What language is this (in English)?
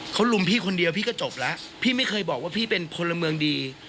Thai